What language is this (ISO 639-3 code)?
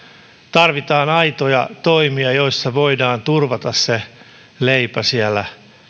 fin